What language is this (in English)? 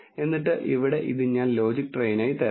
Malayalam